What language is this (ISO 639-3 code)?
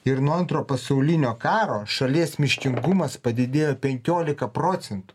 lit